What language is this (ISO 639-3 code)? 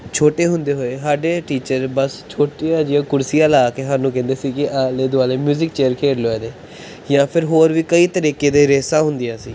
pan